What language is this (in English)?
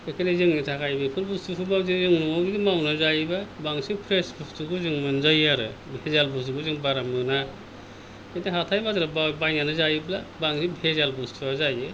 Bodo